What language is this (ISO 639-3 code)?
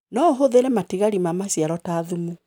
kik